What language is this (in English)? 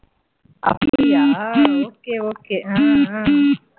Tamil